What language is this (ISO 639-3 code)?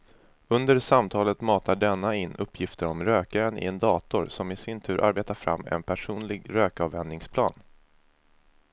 swe